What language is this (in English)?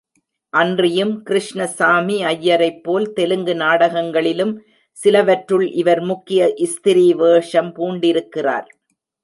Tamil